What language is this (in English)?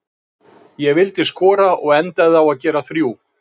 Icelandic